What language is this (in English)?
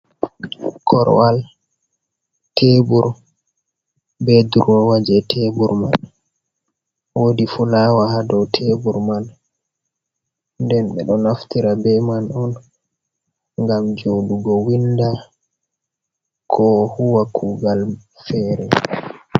Fula